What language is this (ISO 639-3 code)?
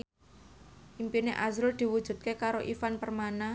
jav